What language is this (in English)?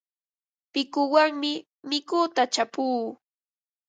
Ambo-Pasco Quechua